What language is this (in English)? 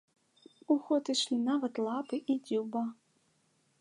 Belarusian